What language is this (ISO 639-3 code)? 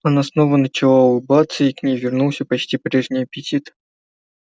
rus